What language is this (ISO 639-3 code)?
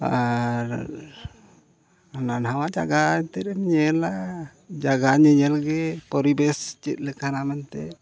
sat